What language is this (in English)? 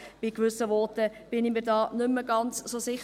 Swiss German